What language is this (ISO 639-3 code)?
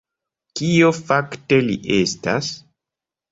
epo